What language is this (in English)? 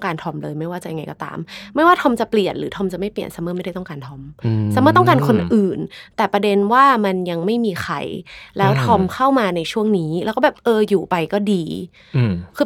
Thai